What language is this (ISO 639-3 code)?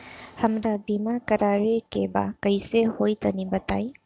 bho